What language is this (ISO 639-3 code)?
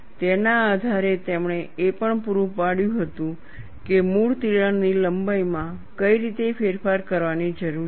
guj